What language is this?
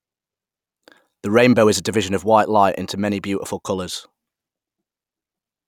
English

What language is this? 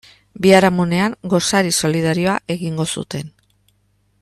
Basque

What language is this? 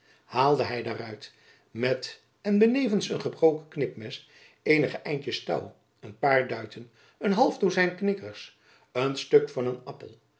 Dutch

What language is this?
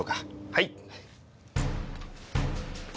Japanese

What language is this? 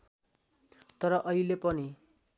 Nepali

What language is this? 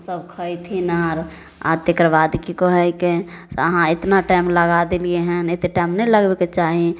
Maithili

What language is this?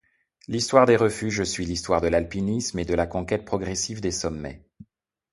French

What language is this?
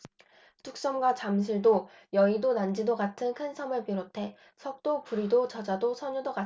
Korean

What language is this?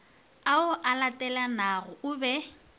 Northern Sotho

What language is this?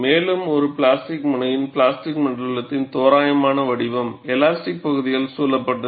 Tamil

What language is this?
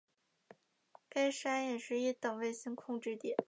Chinese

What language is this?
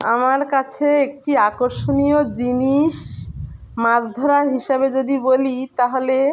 Bangla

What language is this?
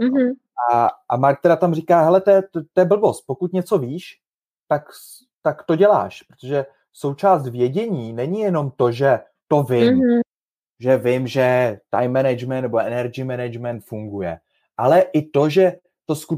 Czech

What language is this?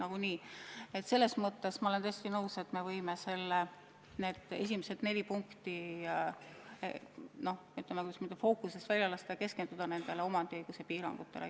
Estonian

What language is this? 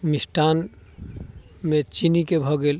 Maithili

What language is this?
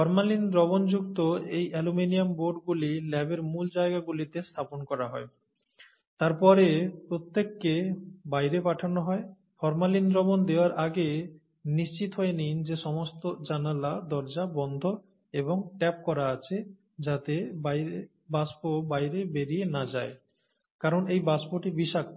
Bangla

